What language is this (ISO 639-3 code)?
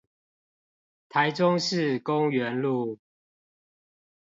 zho